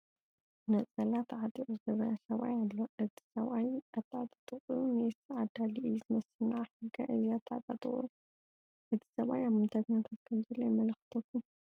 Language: Tigrinya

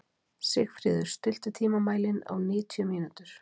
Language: Icelandic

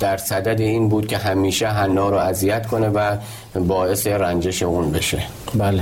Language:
Persian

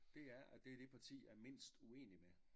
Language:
Danish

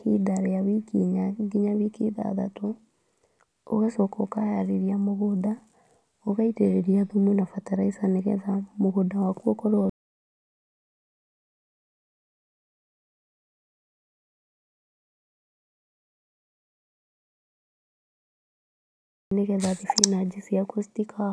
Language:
Kikuyu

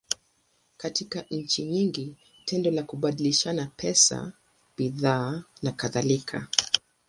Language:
Swahili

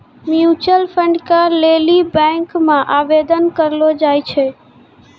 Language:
Maithili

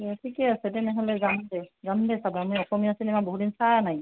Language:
Assamese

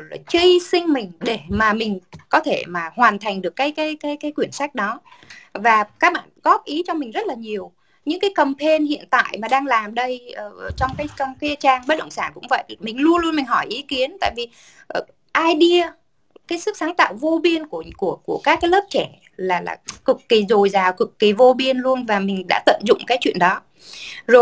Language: Vietnamese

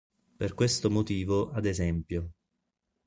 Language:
Italian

